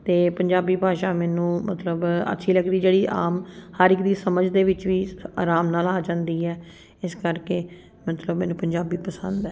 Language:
Punjabi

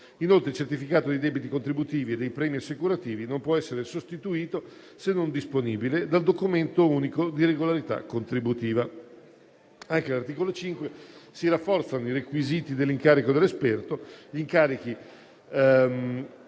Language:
Italian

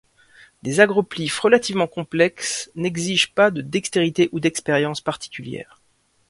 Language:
French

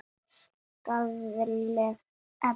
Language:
Icelandic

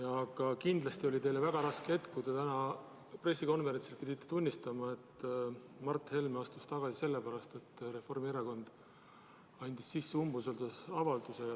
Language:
Estonian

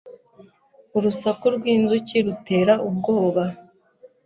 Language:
Kinyarwanda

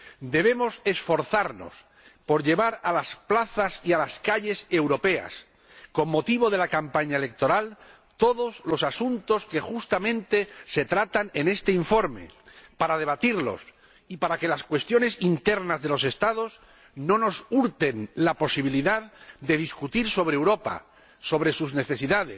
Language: Spanish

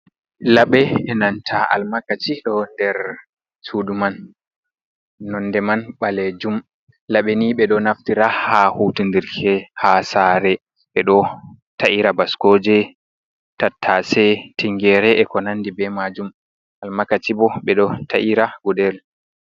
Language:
Fula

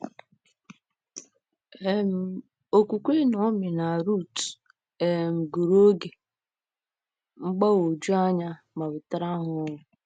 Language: Igbo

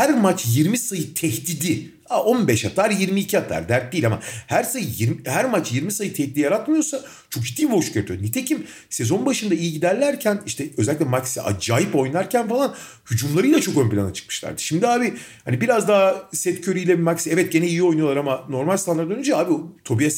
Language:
Turkish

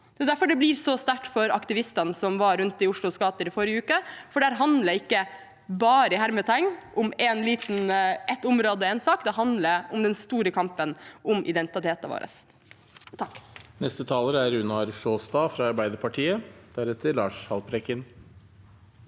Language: Norwegian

